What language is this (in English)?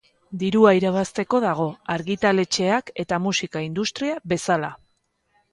Basque